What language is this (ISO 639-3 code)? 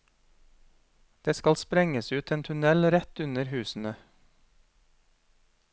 nor